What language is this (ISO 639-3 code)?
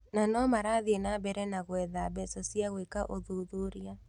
kik